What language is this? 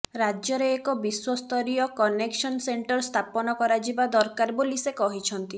Odia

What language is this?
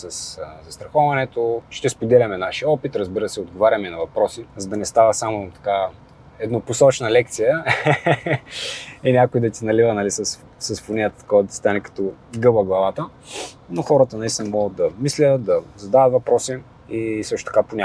Bulgarian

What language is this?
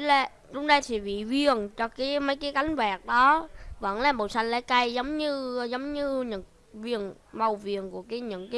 Vietnamese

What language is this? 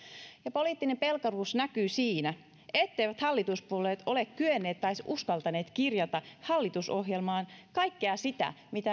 Finnish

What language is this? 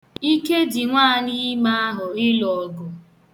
Igbo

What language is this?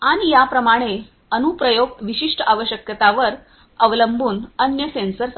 Marathi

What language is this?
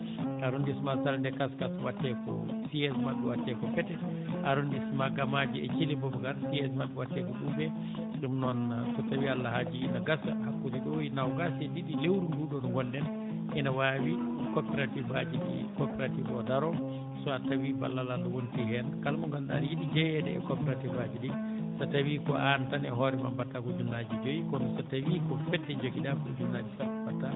Fula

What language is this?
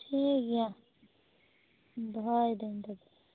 Santali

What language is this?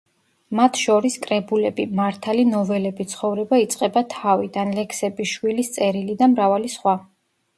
Georgian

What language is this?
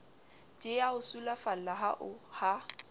Southern Sotho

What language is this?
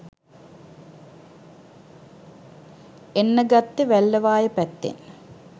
Sinhala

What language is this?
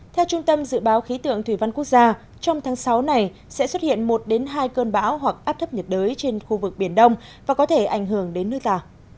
Vietnamese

